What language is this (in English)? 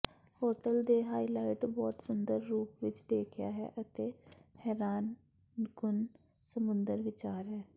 Punjabi